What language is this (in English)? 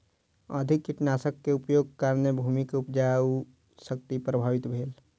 Maithili